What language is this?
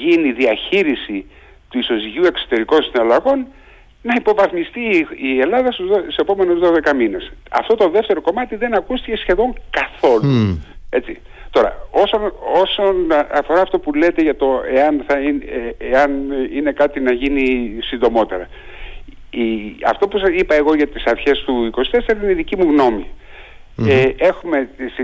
Greek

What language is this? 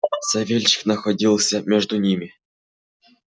Russian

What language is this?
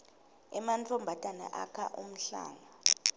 Swati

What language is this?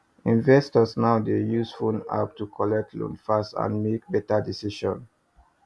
Nigerian Pidgin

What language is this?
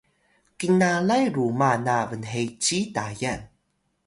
Atayal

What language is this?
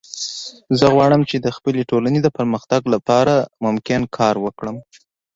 Pashto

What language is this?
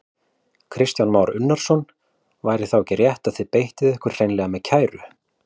Icelandic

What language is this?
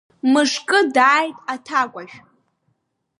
Abkhazian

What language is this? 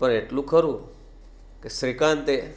Gujarati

